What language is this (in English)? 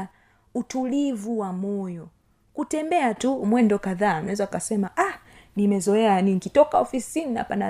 Swahili